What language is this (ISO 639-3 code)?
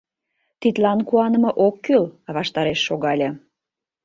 chm